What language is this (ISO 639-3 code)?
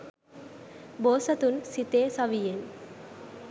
sin